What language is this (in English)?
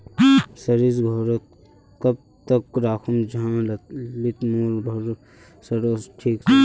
Magahi